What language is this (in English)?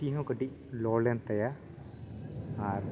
Santali